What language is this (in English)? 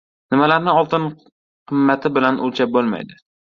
Uzbek